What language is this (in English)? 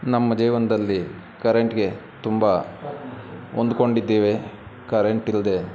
Kannada